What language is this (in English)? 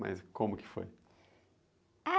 Portuguese